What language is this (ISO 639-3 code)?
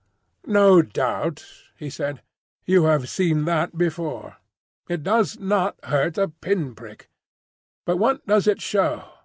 eng